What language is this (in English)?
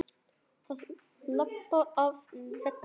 Icelandic